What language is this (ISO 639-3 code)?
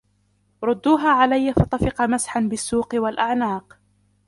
ara